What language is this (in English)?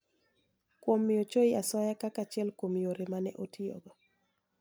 Luo (Kenya and Tanzania)